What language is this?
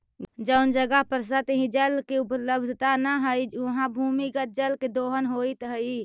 Magahi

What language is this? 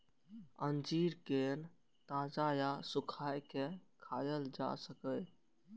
Maithili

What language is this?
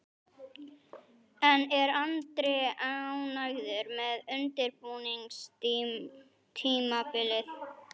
Icelandic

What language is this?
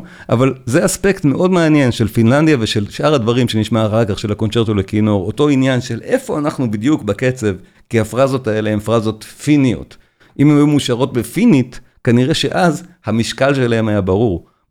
Hebrew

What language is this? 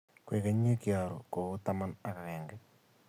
Kalenjin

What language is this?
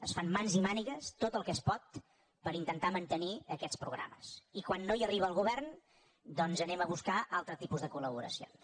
Catalan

